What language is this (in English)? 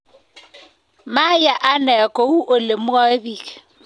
Kalenjin